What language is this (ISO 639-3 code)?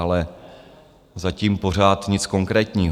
ces